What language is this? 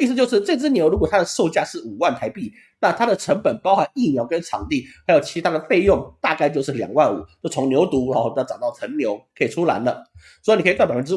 Chinese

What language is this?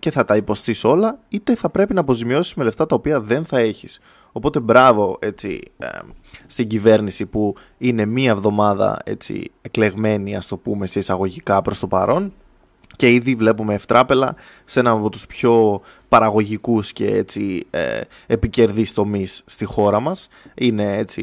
Greek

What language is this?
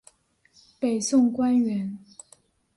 Chinese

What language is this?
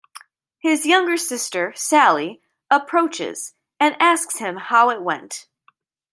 English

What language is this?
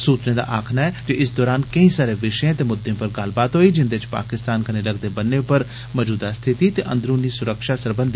Dogri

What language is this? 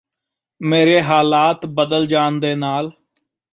Punjabi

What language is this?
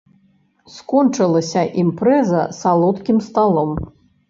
Belarusian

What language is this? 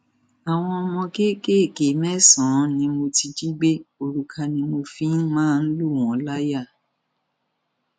Yoruba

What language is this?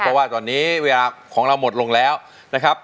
Thai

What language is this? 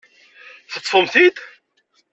Kabyle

